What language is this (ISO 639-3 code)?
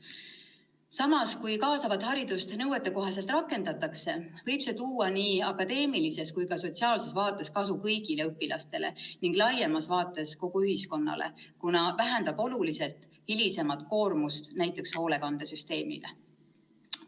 est